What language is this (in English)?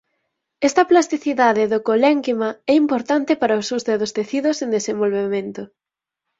Galician